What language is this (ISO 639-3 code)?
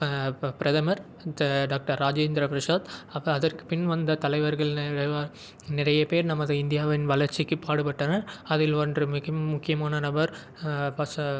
tam